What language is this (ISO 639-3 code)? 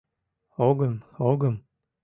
chm